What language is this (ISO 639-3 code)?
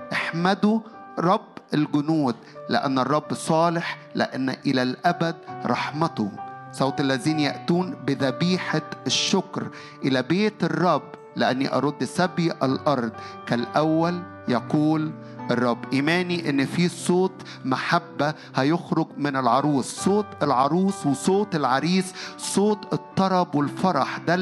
ara